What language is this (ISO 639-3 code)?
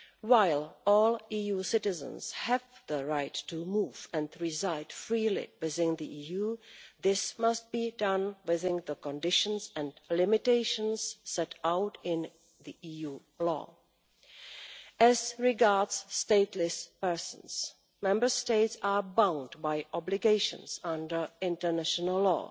eng